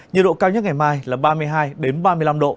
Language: Vietnamese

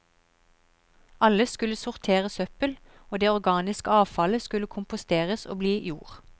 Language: Norwegian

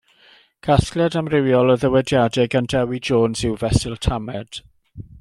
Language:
Welsh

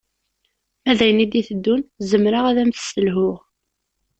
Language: Kabyle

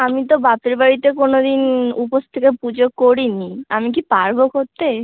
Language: Bangla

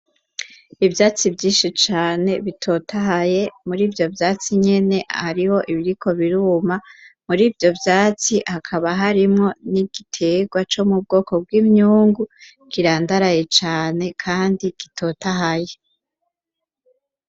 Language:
Rundi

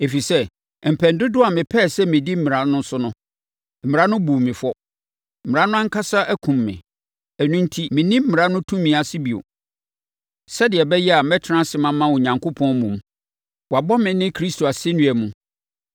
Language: Akan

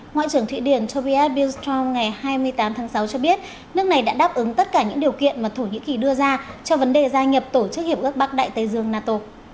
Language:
Vietnamese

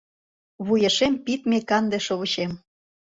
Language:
Mari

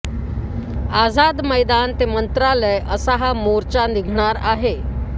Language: Marathi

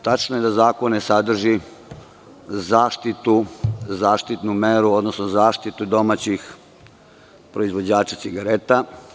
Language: Serbian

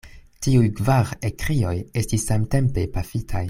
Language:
Esperanto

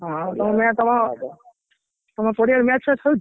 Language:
Odia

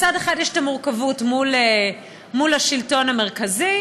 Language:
Hebrew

